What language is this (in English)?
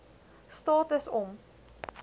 Afrikaans